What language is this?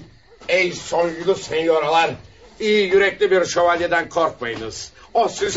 Turkish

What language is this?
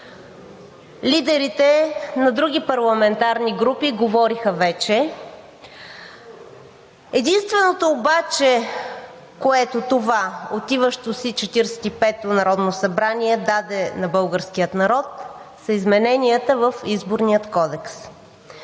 Bulgarian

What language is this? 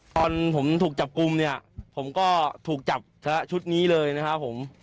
Thai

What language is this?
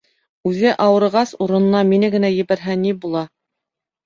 Bashkir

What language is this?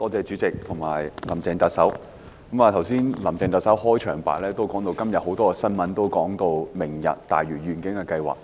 Cantonese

